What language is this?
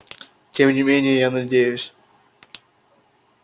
Russian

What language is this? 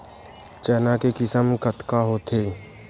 Chhattisgarhi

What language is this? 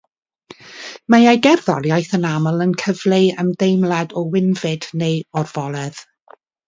Welsh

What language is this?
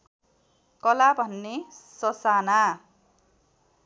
Nepali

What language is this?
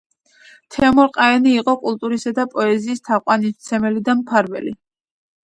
Georgian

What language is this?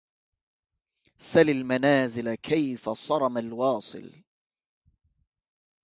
Arabic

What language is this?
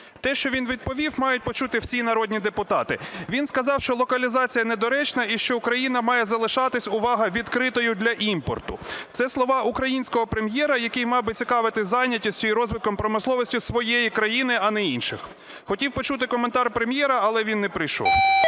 Ukrainian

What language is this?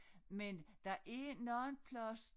Danish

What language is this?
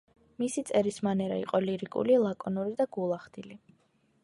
Georgian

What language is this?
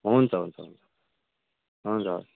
Nepali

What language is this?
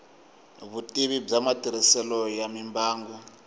Tsonga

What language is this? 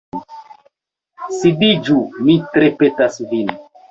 Esperanto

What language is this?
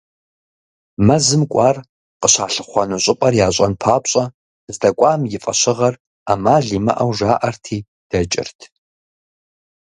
Kabardian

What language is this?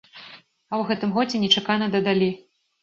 Belarusian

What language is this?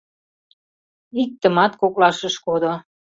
Mari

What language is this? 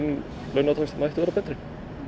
Icelandic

